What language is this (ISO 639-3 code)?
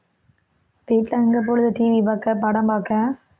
tam